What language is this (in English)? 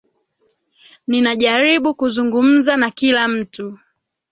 Swahili